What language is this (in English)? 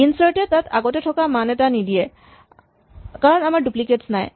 Assamese